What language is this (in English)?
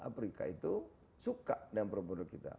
Indonesian